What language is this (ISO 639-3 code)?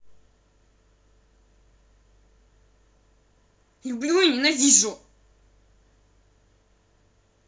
rus